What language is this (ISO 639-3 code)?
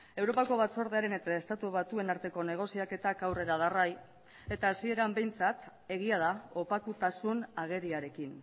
eus